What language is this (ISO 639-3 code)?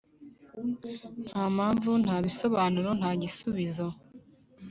kin